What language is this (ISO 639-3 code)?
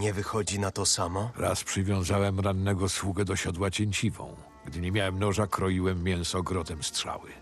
pol